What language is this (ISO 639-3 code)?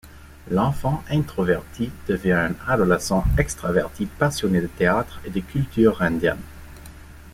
fra